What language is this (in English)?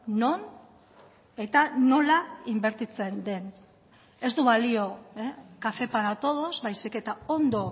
Basque